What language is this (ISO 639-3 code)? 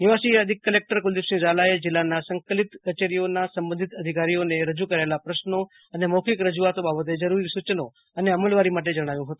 guj